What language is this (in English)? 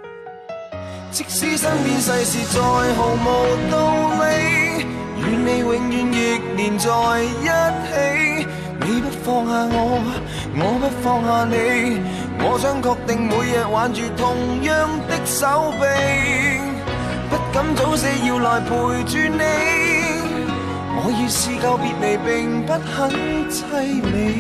Chinese